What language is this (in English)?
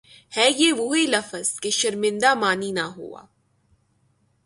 Urdu